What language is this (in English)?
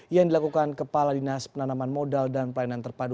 Indonesian